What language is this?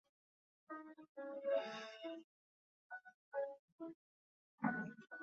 Chinese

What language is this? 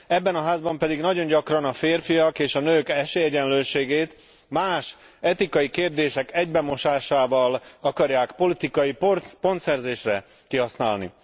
Hungarian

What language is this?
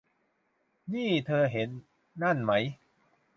Thai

